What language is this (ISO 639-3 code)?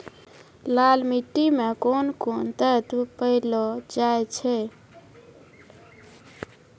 mai